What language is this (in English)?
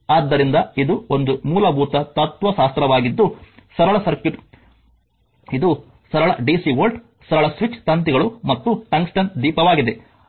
Kannada